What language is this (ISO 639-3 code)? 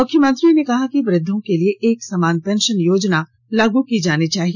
hin